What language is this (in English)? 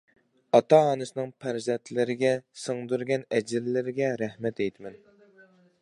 Uyghur